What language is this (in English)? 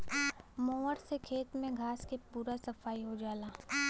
Bhojpuri